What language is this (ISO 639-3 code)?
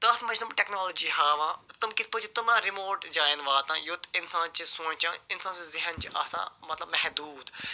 kas